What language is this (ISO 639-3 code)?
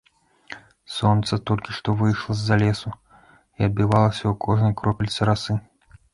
bel